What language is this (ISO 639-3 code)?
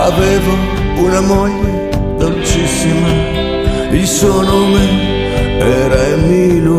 ita